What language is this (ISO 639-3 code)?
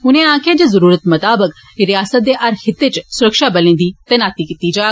doi